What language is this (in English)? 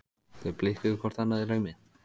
Icelandic